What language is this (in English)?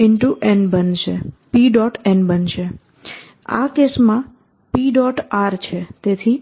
Gujarati